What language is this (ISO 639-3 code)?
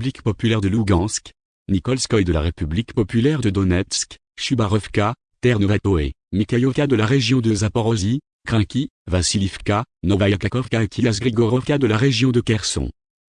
fra